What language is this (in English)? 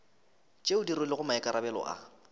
Northern Sotho